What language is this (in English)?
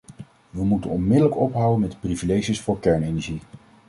Dutch